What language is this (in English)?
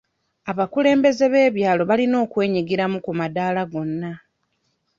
Ganda